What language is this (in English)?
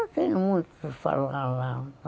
Portuguese